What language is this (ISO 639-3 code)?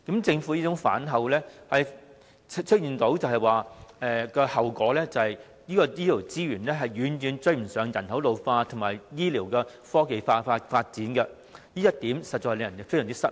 yue